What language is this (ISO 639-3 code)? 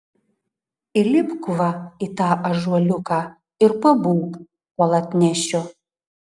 lit